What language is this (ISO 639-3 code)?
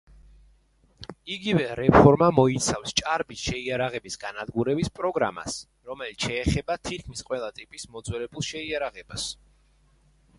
kat